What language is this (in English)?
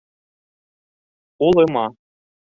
Bashkir